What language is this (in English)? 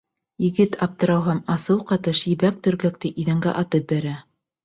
Bashkir